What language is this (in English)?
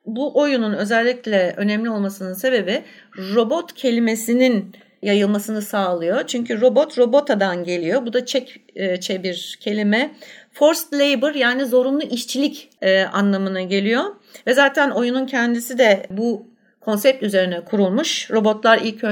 Turkish